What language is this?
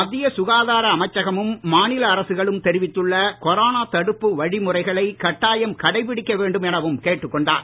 Tamil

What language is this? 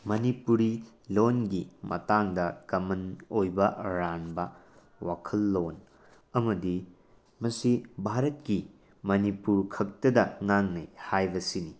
Manipuri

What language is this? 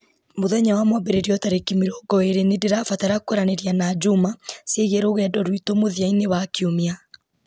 Kikuyu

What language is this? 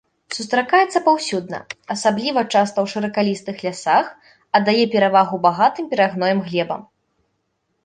Belarusian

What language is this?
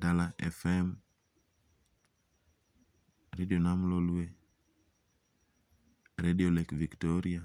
Luo (Kenya and Tanzania)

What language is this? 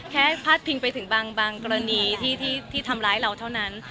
Thai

